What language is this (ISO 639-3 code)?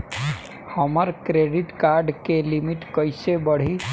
bho